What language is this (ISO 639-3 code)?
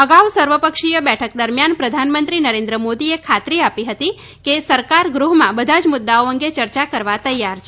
guj